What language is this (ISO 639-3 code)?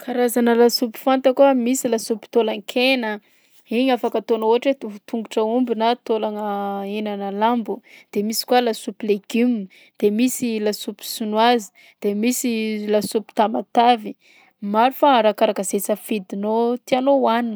bzc